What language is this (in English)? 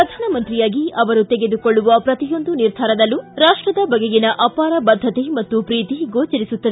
Kannada